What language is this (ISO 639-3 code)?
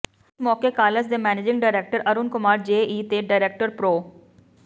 pan